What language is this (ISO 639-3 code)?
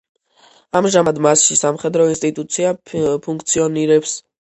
kat